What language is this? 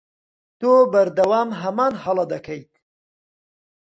Central Kurdish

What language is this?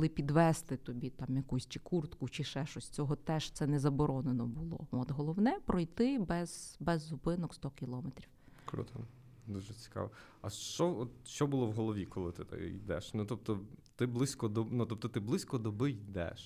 Ukrainian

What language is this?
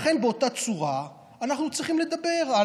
Hebrew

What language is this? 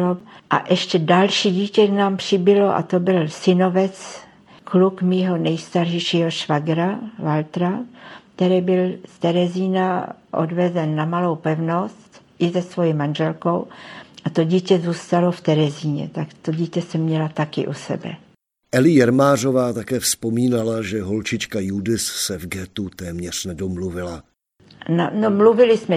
Czech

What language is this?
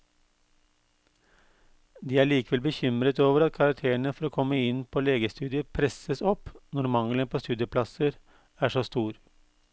Norwegian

